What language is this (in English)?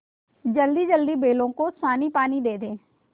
Hindi